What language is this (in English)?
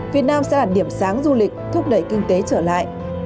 Vietnamese